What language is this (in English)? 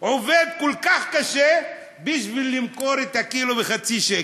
Hebrew